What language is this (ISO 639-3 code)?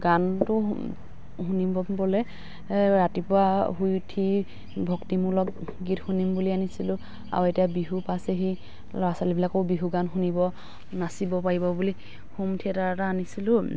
asm